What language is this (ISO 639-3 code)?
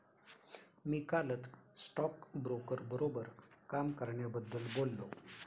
mar